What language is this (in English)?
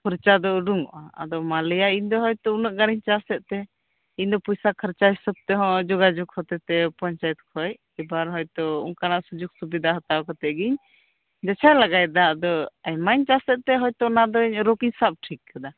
Santali